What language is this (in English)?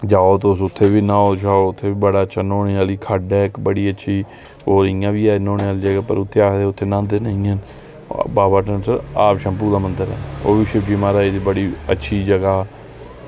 Dogri